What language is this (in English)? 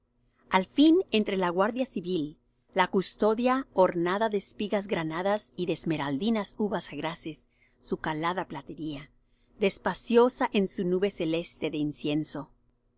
Spanish